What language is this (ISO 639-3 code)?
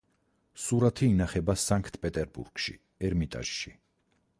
kat